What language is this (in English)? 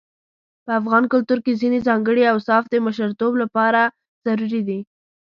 Pashto